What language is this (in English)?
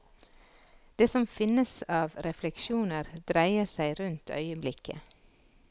Norwegian